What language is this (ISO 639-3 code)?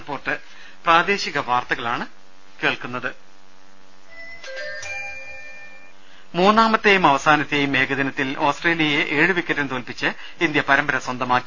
mal